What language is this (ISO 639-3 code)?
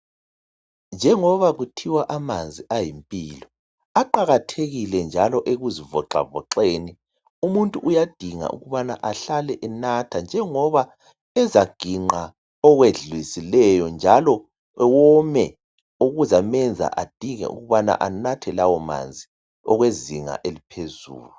nde